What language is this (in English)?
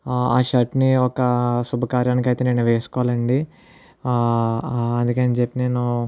Telugu